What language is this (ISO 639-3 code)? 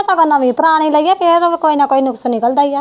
pan